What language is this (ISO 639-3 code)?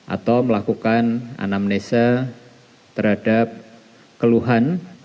ind